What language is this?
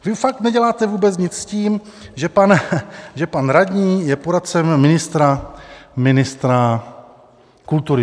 Czech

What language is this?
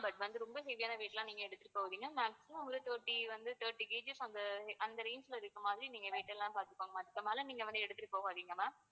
Tamil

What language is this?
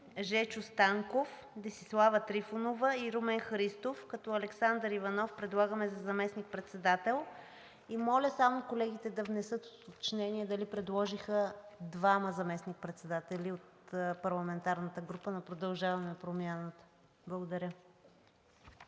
Bulgarian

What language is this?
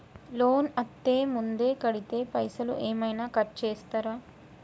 Telugu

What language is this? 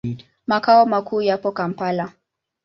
Swahili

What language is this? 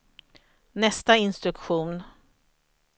Swedish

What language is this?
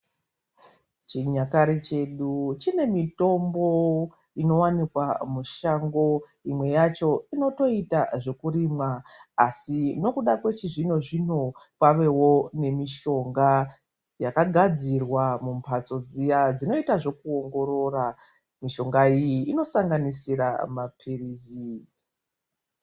Ndau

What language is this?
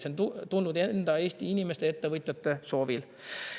Estonian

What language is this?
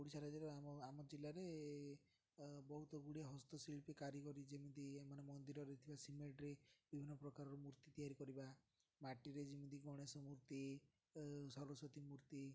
Odia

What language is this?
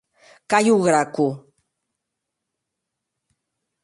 Occitan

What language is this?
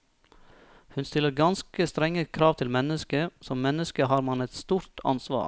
Norwegian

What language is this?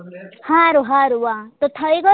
Gujarati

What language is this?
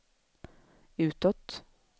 Swedish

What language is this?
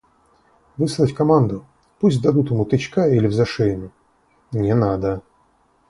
Russian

